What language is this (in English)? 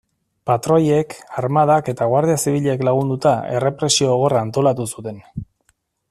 Basque